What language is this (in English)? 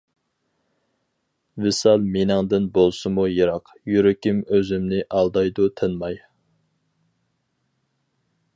Uyghur